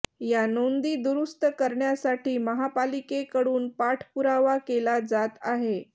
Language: Marathi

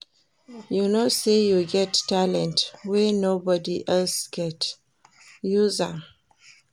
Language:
Nigerian Pidgin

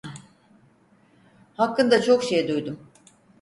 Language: Turkish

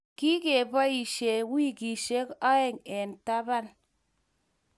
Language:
Kalenjin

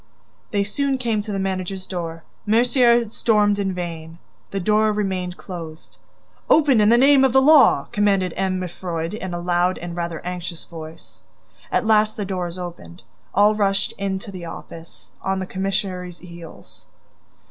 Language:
English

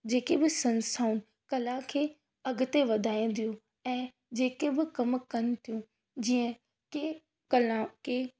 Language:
Sindhi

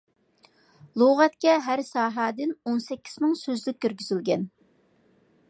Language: Uyghur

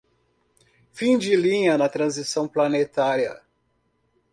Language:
Portuguese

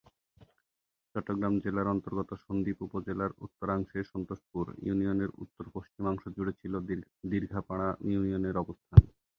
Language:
Bangla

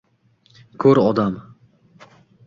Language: Uzbek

